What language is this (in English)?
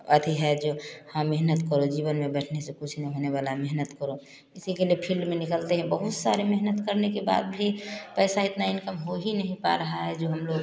Hindi